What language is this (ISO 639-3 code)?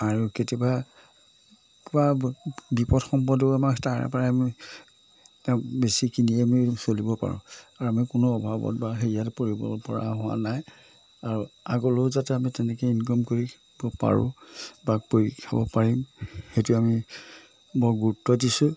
asm